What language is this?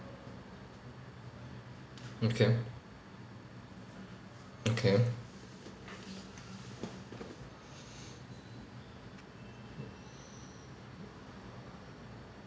English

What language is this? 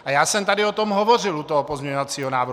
Czech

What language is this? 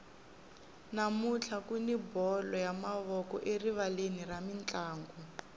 Tsonga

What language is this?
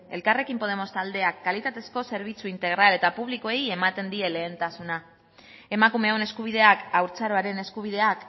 Basque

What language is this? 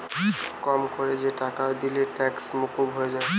Bangla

